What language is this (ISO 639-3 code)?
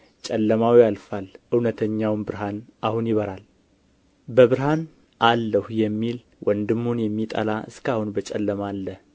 amh